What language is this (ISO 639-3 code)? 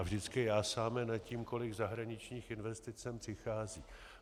ces